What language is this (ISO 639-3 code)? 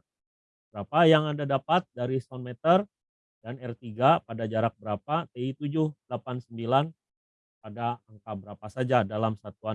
ind